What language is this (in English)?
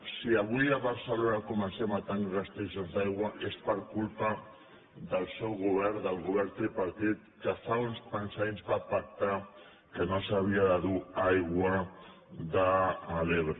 Catalan